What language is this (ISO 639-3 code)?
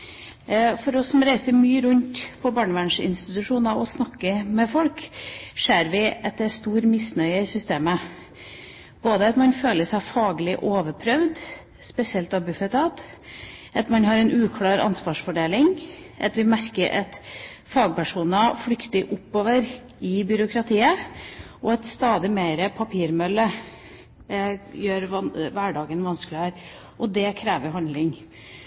nob